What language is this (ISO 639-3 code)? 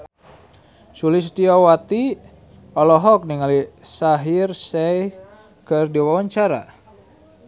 sun